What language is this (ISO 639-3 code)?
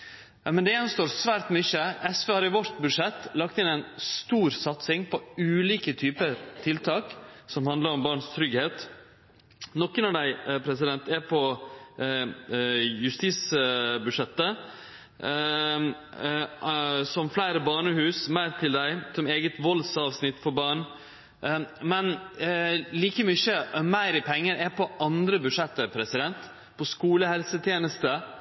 nno